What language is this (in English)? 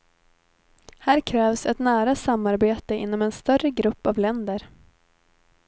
Swedish